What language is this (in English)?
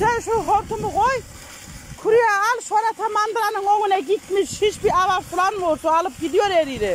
Turkish